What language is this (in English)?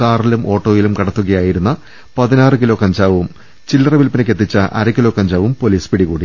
Malayalam